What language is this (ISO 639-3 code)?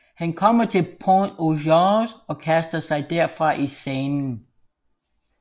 dan